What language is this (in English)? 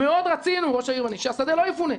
Hebrew